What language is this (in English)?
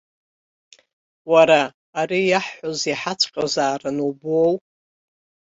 Abkhazian